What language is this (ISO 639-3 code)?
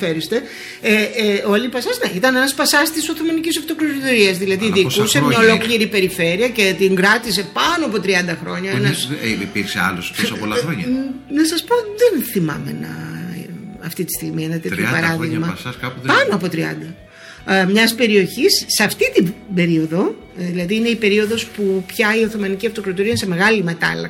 ell